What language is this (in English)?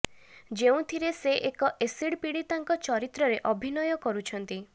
Odia